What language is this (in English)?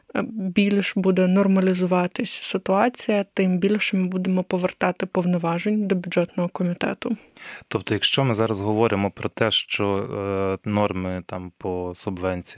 Ukrainian